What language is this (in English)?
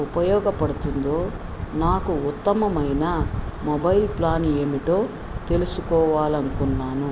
Telugu